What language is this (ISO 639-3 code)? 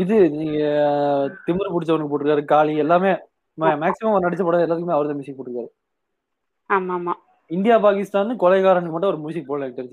tam